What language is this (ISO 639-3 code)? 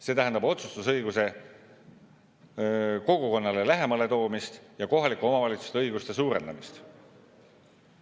est